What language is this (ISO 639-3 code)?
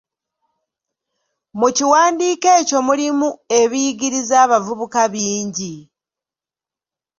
lug